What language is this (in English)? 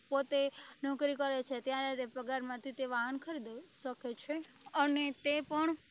Gujarati